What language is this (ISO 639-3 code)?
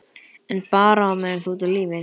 isl